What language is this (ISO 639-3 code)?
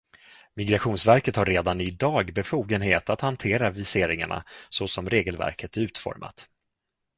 swe